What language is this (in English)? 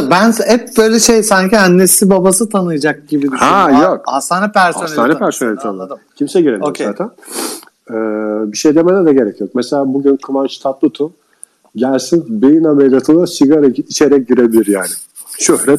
Turkish